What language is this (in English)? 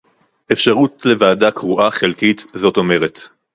Hebrew